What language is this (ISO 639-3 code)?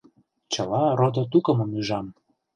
chm